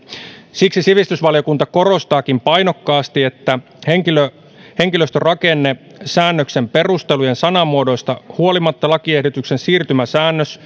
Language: Finnish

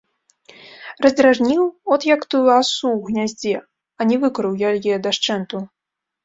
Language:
Belarusian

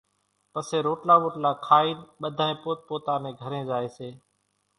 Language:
Kachi Koli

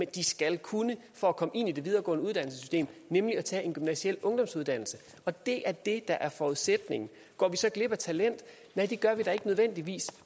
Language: Danish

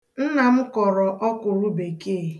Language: Igbo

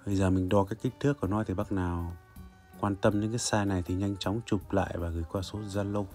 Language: Vietnamese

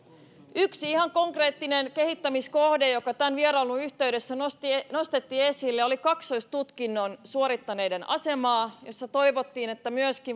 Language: Finnish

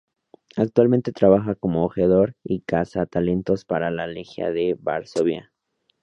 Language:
Spanish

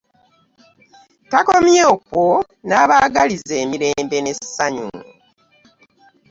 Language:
Ganda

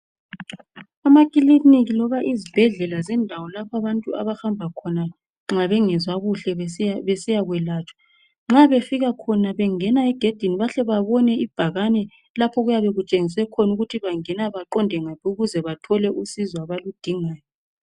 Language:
North Ndebele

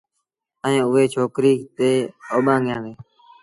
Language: Sindhi Bhil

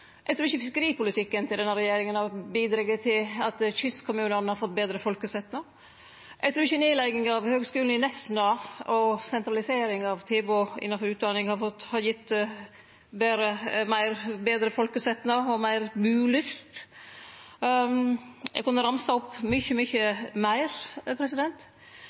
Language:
Norwegian Nynorsk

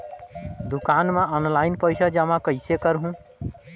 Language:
Chhattisgarhi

